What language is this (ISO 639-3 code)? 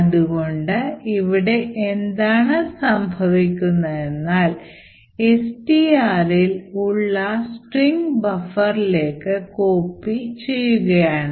mal